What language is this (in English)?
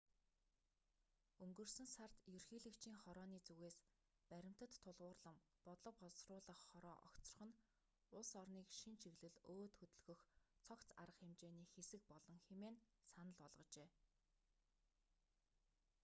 Mongolian